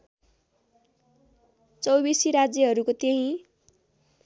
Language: Nepali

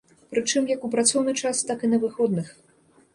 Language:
Belarusian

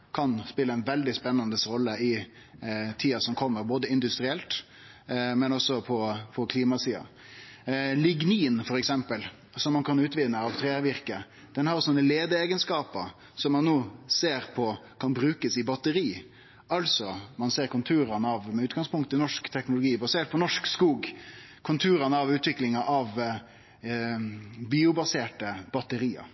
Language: Norwegian Nynorsk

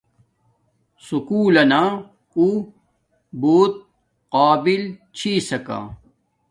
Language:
Domaaki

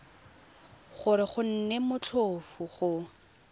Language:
Tswana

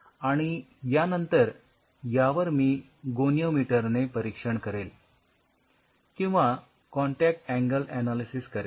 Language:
Marathi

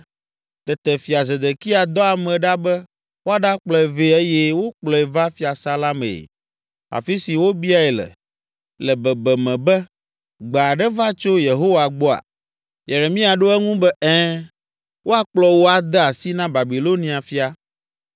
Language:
Ewe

